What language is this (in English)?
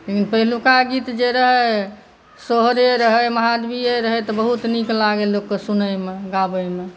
Maithili